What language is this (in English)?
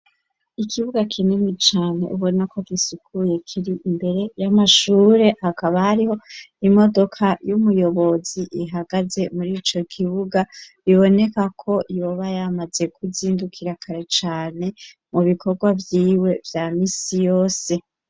Rundi